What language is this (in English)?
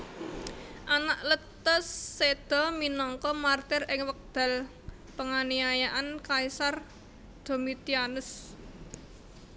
Javanese